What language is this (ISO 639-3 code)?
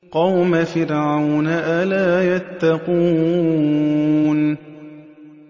ara